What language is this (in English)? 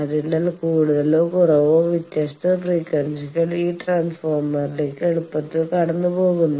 Malayalam